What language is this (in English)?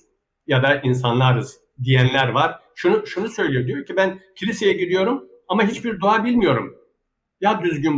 Turkish